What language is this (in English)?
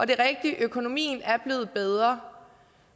Danish